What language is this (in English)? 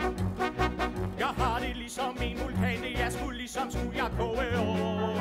Danish